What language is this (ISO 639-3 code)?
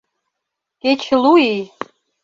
chm